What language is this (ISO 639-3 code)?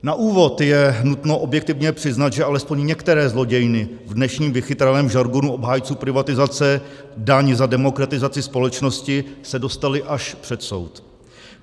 ces